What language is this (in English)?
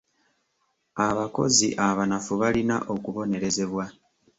Ganda